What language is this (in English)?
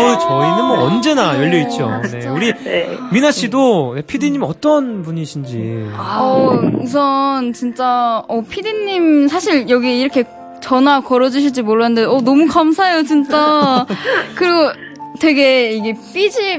Korean